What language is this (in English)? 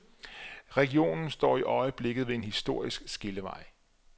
Danish